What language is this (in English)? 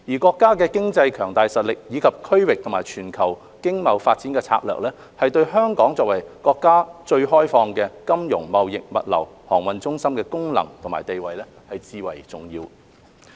Cantonese